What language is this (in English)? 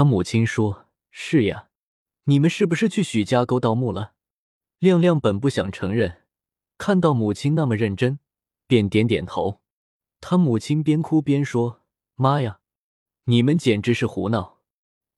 Chinese